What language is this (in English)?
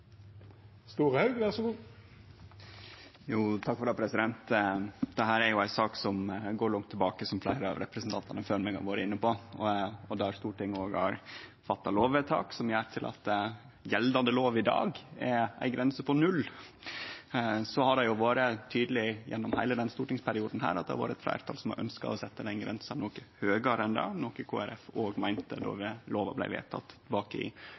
Norwegian